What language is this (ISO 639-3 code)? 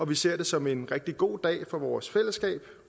dan